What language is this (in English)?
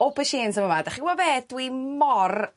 Welsh